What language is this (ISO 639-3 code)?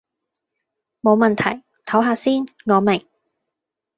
yue